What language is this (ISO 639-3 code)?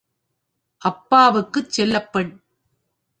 tam